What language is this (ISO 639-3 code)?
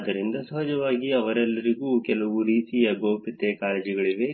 kan